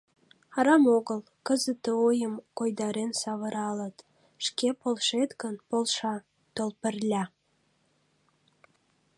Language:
Mari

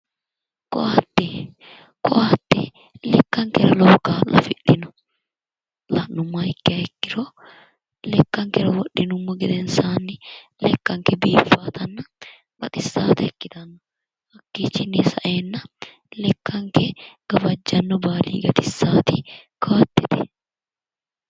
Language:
Sidamo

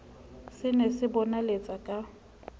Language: Southern Sotho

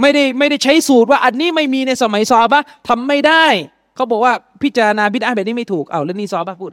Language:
Thai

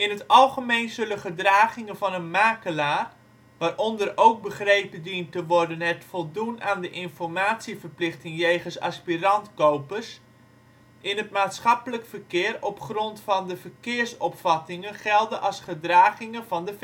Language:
Dutch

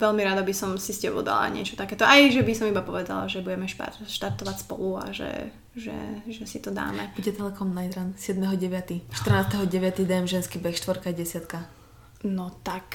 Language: Slovak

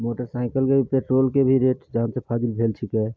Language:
Maithili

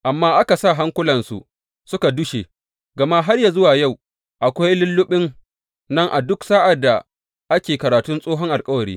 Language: Hausa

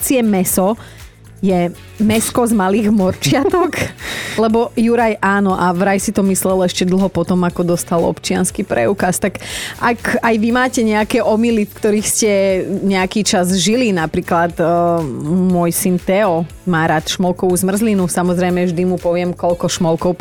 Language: Slovak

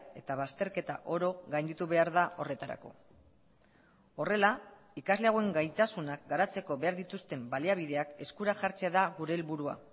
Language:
Basque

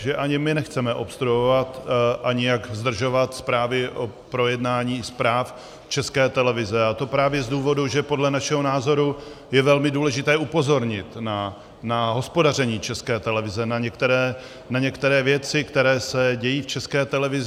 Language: Czech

